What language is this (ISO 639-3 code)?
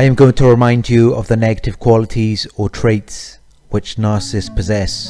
eng